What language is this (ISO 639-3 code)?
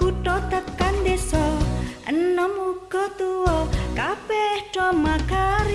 ind